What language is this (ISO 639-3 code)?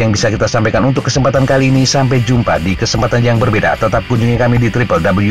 ind